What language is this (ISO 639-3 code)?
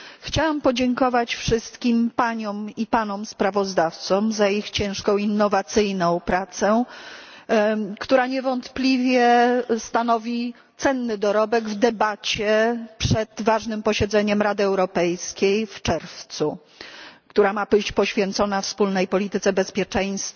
pol